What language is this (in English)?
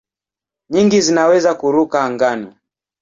Swahili